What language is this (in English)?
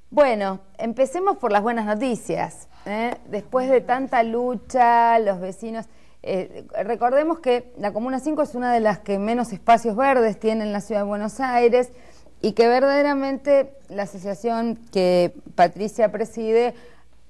Spanish